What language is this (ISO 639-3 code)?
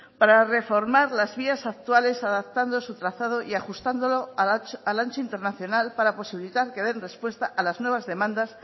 spa